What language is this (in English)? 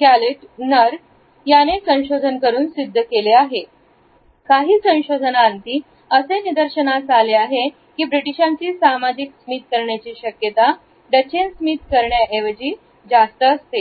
Marathi